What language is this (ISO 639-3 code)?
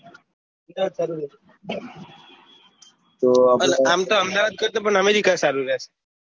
guj